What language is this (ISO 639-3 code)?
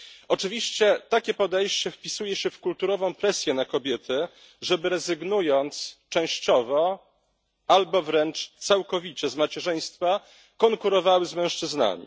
pol